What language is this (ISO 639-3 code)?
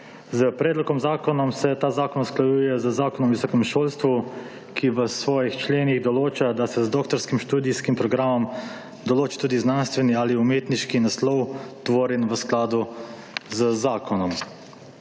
slv